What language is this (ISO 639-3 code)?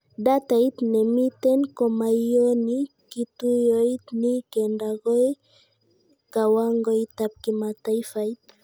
kln